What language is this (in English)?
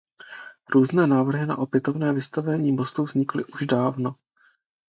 Czech